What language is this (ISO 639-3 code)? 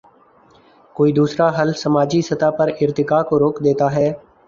urd